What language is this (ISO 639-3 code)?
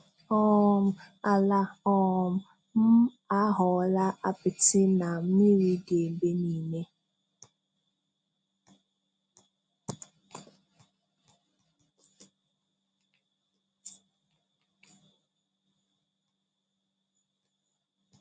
ibo